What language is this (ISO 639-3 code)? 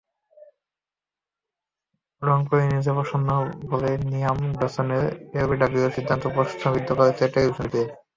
ben